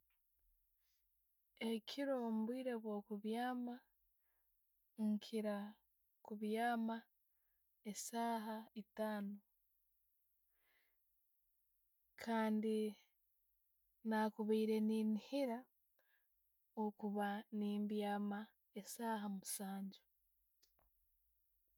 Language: Tooro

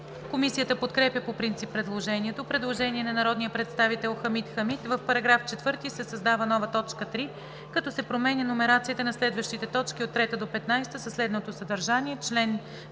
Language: Bulgarian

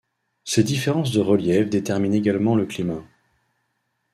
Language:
French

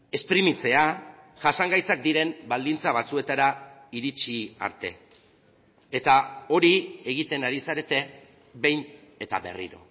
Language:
Basque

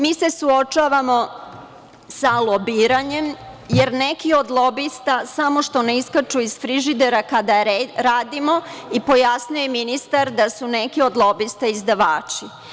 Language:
Serbian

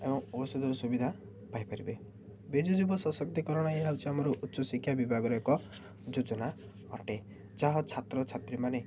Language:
Odia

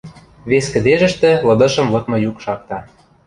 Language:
Western Mari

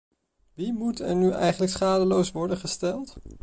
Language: Dutch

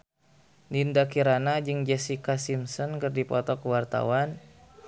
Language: Sundanese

